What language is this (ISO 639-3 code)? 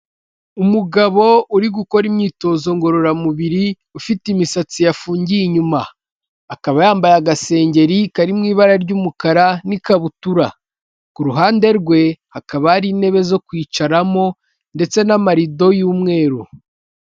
kin